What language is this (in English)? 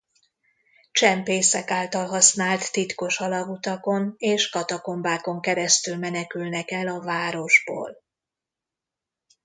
Hungarian